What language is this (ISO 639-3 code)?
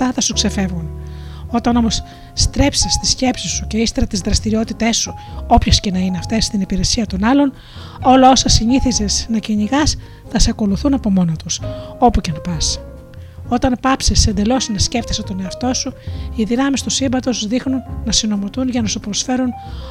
ell